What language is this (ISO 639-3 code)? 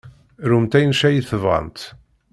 kab